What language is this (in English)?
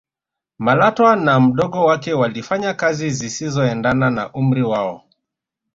Swahili